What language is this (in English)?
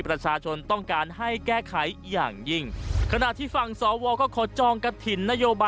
Thai